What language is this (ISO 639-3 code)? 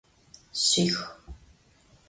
ady